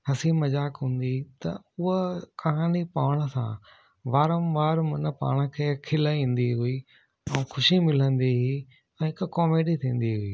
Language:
Sindhi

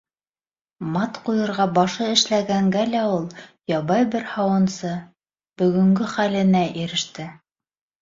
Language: Bashkir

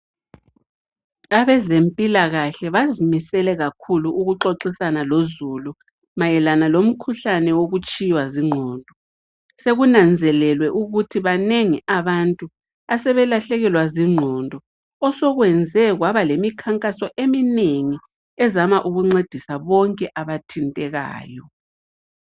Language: North Ndebele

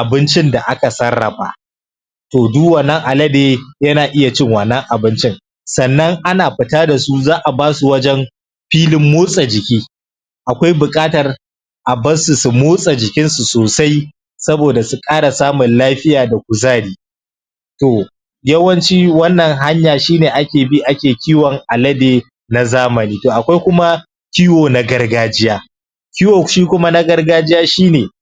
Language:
Hausa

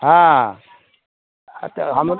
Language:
Maithili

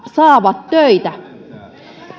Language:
Finnish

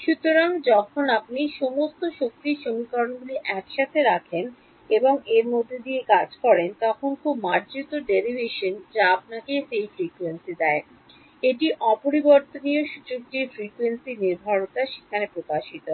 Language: Bangla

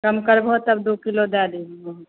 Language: Maithili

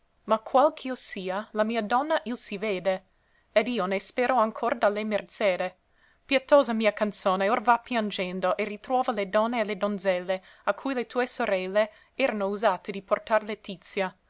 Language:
Italian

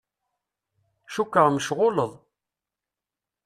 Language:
Kabyle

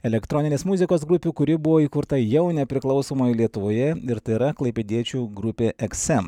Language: Lithuanian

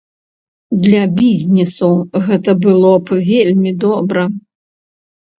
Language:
Belarusian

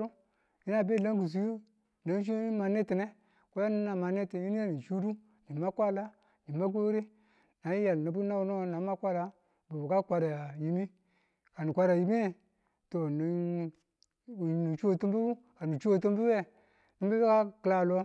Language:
Tula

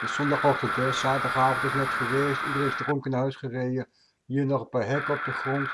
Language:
Dutch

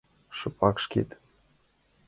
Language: Mari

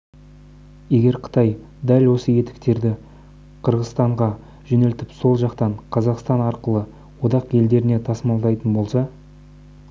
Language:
Kazakh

